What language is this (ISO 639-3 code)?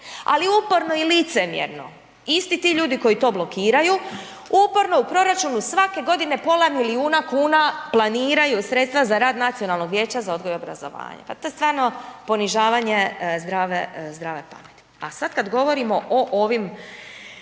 hrv